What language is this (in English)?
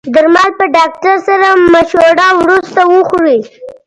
Pashto